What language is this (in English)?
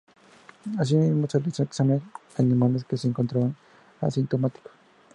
Spanish